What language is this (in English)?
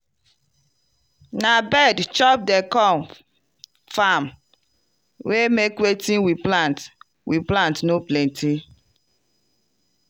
Nigerian Pidgin